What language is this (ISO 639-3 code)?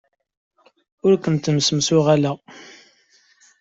kab